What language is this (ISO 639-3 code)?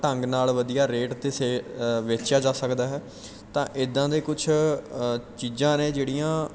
pan